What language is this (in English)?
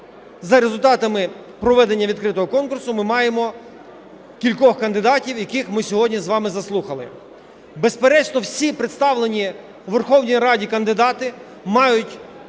Ukrainian